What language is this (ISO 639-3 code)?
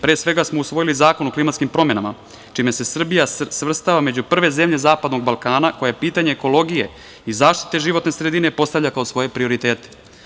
srp